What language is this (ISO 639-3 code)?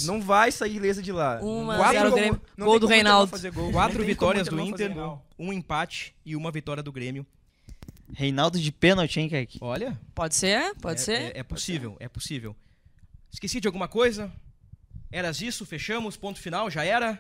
por